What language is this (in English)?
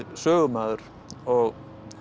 Icelandic